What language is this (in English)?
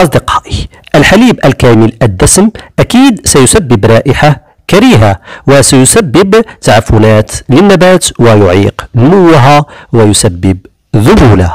Arabic